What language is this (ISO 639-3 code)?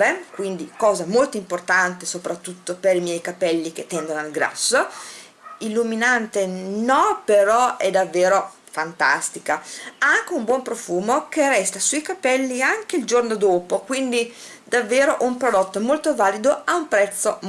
ita